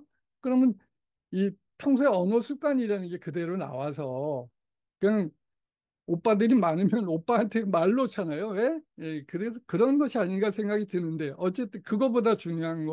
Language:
Korean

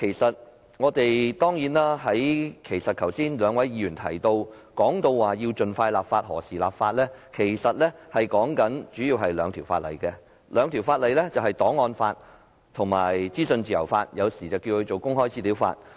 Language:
Cantonese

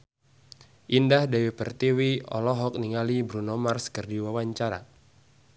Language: Sundanese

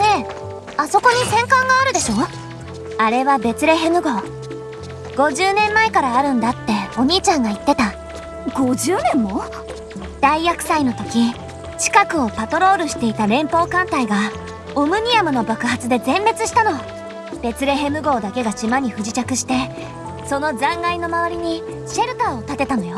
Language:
Japanese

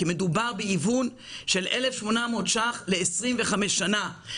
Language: Hebrew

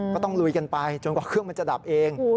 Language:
Thai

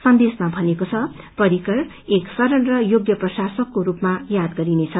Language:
Nepali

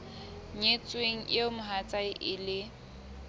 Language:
Southern Sotho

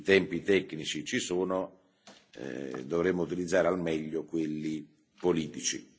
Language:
Italian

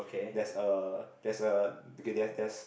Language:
English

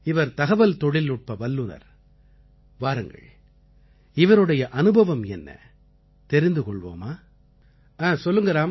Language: Tamil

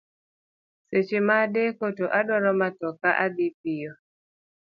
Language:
Luo (Kenya and Tanzania)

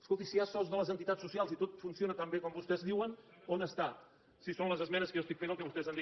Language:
Catalan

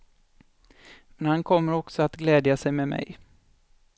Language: Swedish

